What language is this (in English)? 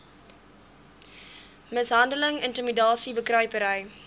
Afrikaans